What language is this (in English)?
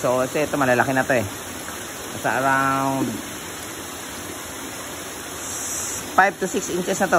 Filipino